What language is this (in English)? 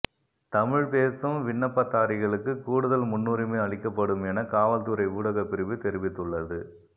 Tamil